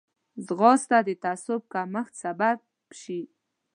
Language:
Pashto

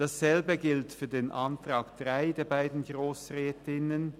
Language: Swiss German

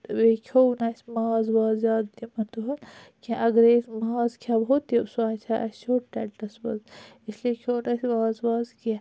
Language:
Kashmiri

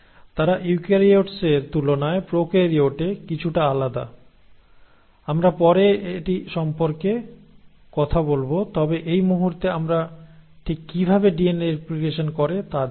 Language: Bangla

